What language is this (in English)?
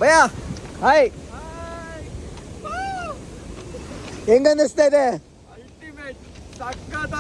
Kannada